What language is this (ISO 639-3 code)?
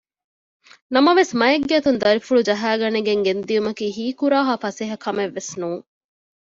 div